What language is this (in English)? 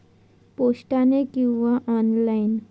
Marathi